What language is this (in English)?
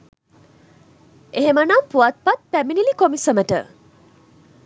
Sinhala